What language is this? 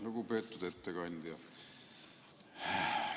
Estonian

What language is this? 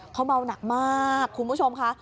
Thai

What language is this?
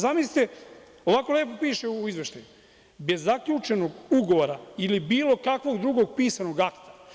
Serbian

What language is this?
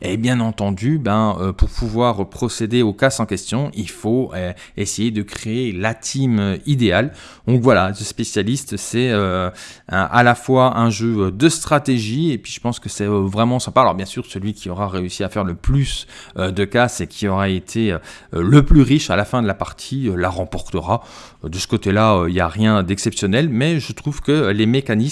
French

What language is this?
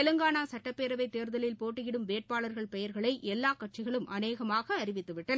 Tamil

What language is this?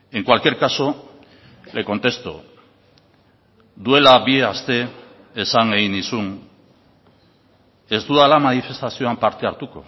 Basque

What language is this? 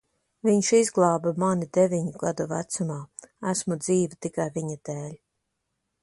Latvian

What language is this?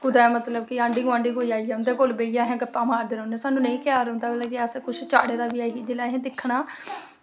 Dogri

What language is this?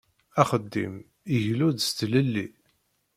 Kabyle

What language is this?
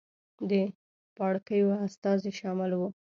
Pashto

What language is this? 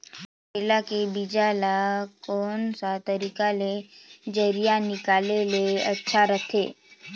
Chhattisgarhi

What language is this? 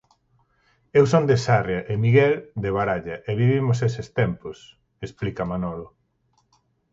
Galician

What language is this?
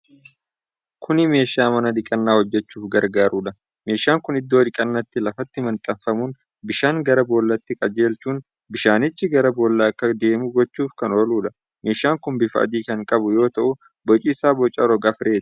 Oromo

